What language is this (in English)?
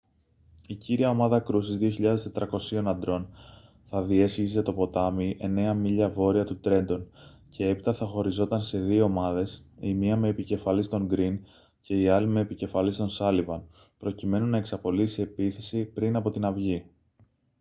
Greek